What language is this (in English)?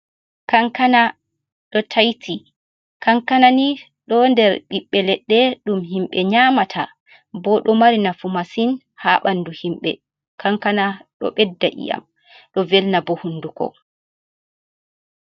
Fula